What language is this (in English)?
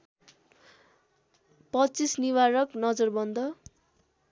Nepali